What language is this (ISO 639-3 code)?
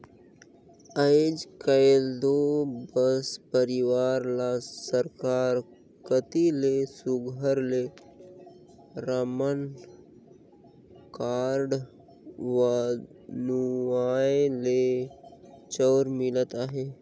hne